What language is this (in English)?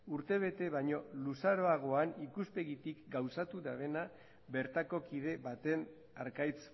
Basque